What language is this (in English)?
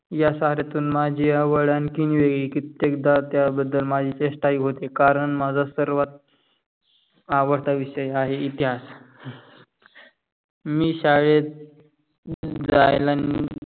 Marathi